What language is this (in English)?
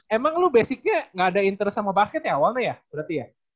Indonesian